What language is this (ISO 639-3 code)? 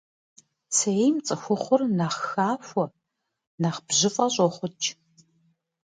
kbd